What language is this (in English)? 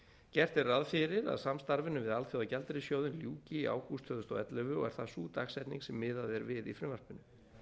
Icelandic